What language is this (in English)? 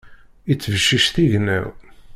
Kabyle